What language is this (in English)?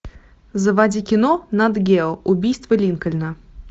Russian